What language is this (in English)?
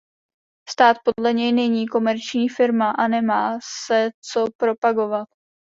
Czech